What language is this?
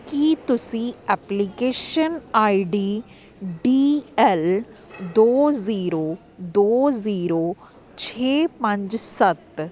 Punjabi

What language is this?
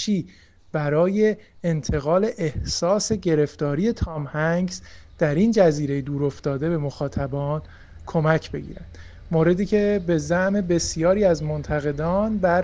Persian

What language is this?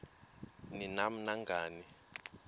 Xhosa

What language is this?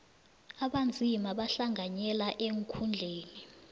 South Ndebele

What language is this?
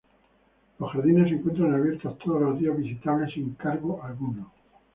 Spanish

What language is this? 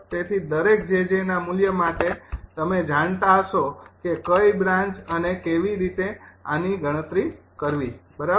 Gujarati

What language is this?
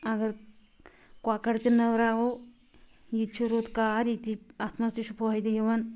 Kashmiri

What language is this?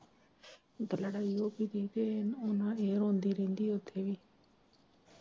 Punjabi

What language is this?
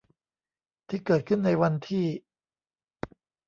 Thai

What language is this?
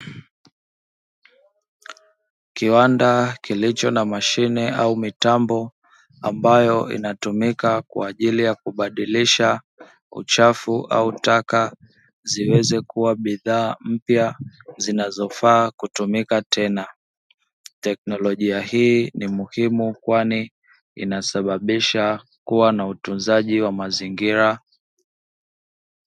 Swahili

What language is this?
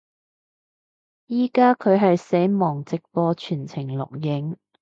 Cantonese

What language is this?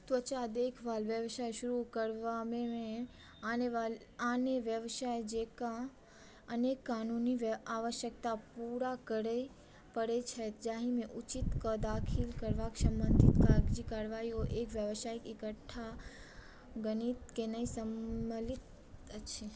Maithili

